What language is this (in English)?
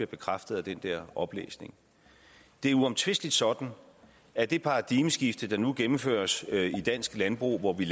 Danish